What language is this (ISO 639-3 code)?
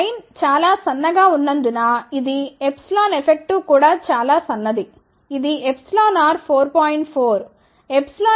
tel